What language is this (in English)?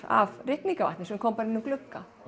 Icelandic